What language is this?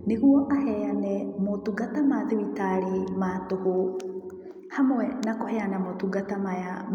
Kikuyu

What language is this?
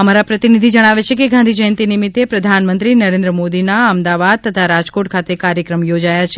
Gujarati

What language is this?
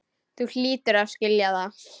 Icelandic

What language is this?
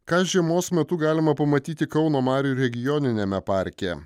Lithuanian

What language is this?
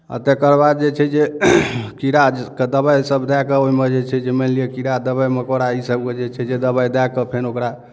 Maithili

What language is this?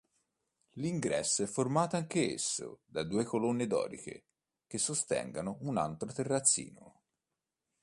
Italian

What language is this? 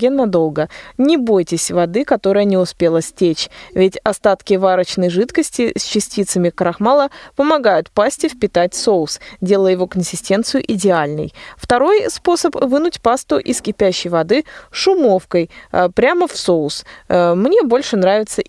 Russian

